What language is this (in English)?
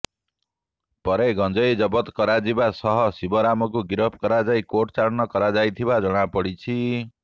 Odia